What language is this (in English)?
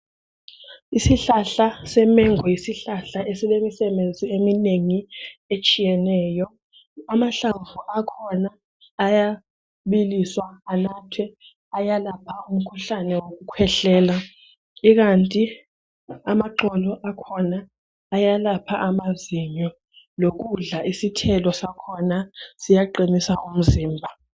North Ndebele